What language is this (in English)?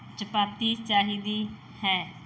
Punjabi